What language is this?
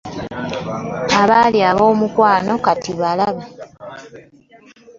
Ganda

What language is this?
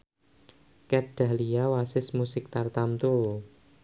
Javanese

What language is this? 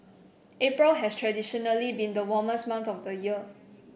English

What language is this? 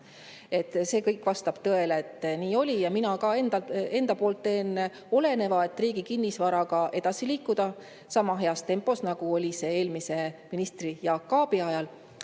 Estonian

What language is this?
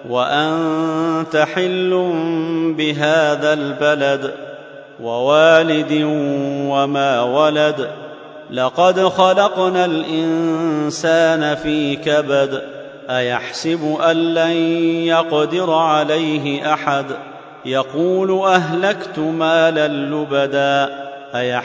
Arabic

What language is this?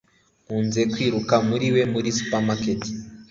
Kinyarwanda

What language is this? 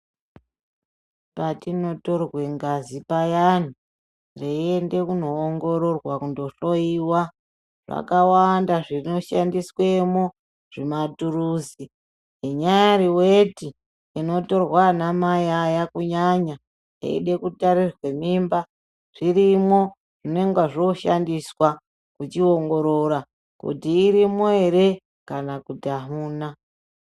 Ndau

